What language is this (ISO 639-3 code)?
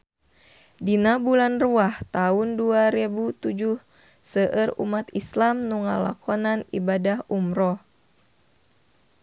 sun